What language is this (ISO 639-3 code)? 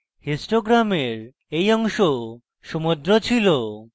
ben